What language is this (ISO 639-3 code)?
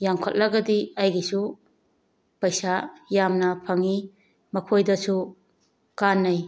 mni